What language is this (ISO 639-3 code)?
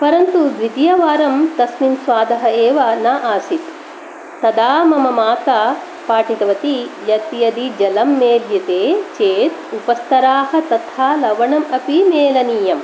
san